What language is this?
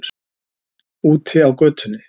Icelandic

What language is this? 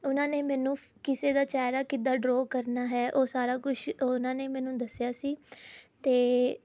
Punjabi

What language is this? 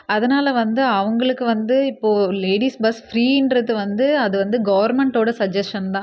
Tamil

